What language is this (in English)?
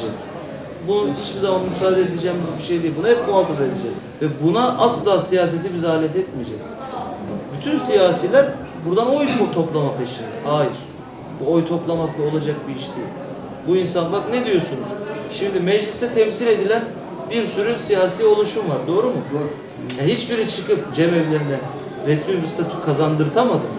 Turkish